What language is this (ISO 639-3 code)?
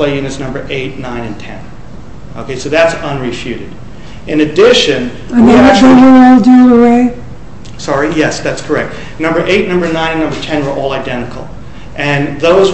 eng